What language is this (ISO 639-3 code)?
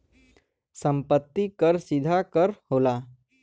bho